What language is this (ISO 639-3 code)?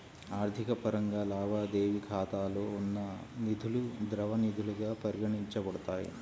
tel